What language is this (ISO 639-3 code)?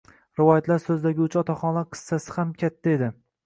uzb